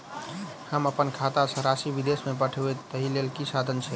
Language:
Maithili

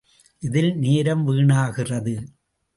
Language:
Tamil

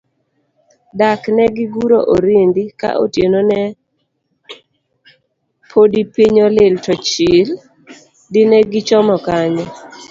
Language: Luo (Kenya and Tanzania)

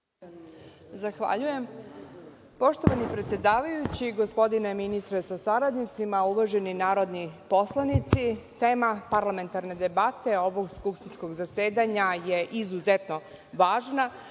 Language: Serbian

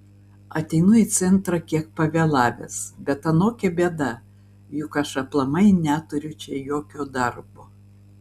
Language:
Lithuanian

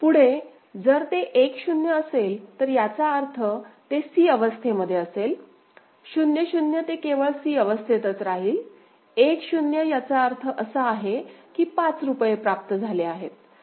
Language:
Marathi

